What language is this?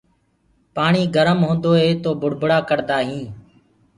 Gurgula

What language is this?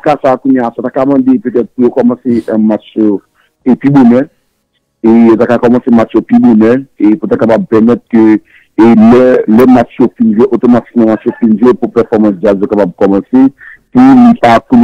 French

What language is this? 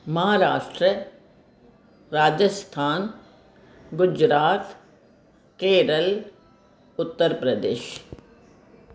Sindhi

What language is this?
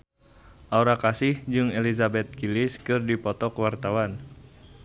Sundanese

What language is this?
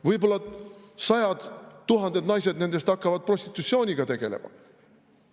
Estonian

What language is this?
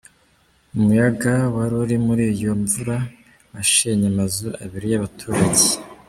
Kinyarwanda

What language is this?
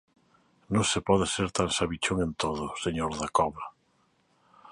Galician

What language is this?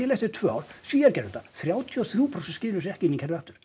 Icelandic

